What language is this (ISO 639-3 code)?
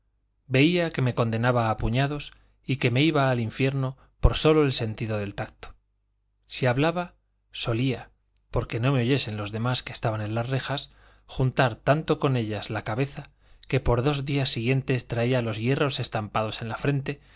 spa